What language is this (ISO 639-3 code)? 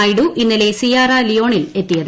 mal